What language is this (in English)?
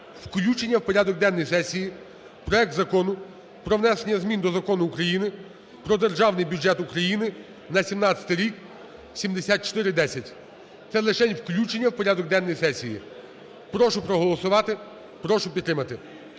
Ukrainian